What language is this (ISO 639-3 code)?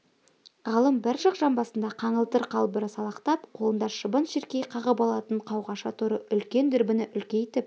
kaz